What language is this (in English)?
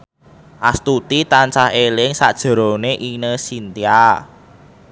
Javanese